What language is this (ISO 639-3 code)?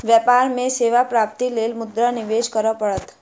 mai